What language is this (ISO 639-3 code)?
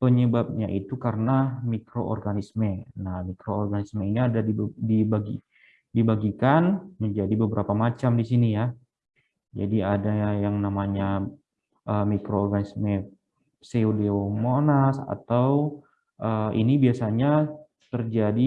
ind